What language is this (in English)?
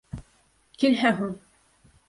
Bashkir